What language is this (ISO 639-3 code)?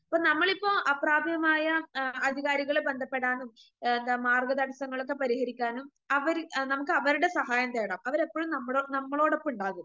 mal